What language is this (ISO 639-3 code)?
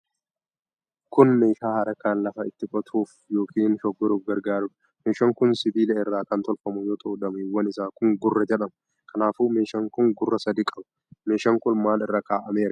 orm